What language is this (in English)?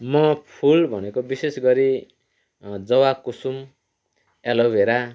Nepali